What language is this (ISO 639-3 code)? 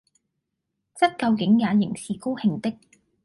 yue